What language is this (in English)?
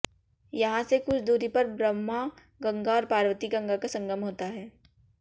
Hindi